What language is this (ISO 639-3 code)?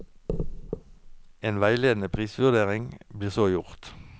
nor